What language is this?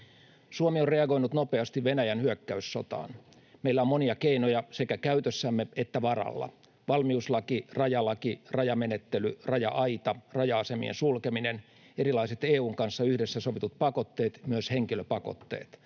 Finnish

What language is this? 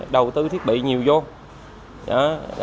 Vietnamese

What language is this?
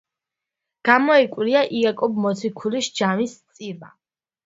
Georgian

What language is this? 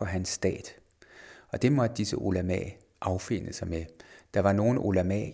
Danish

